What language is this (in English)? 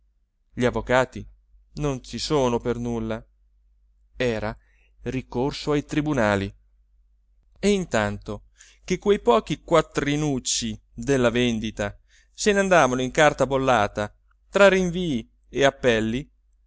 Italian